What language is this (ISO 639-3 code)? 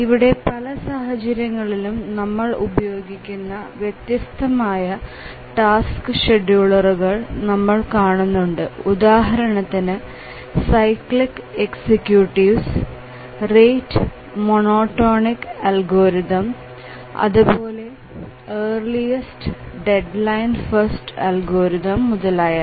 mal